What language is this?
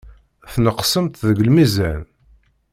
Kabyle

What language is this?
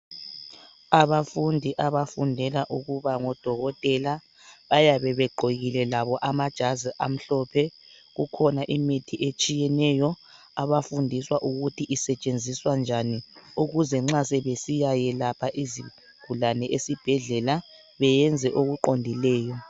North Ndebele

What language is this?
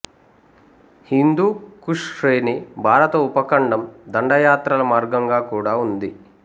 Telugu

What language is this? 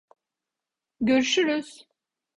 Turkish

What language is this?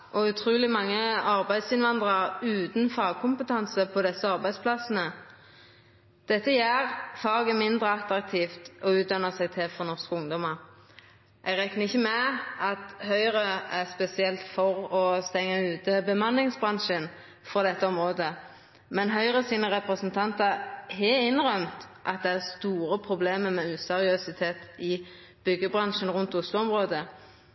Norwegian Nynorsk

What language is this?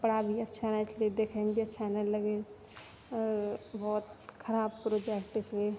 Maithili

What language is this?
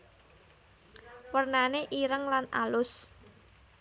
Javanese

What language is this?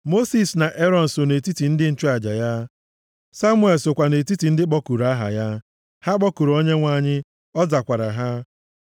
Igbo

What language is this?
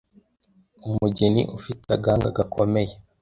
Kinyarwanda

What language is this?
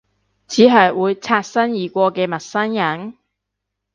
Cantonese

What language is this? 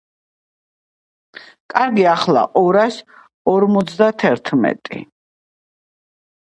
Georgian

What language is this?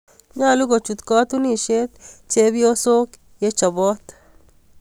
Kalenjin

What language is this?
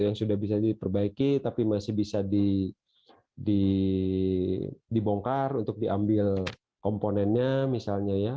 Indonesian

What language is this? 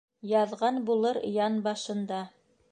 Bashkir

